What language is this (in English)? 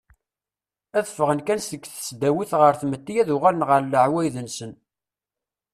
Kabyle